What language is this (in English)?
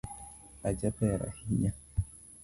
Luo (Kenya and Tanzania)